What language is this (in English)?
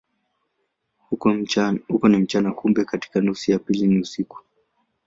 Swahili